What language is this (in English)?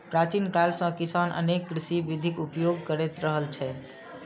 Maithili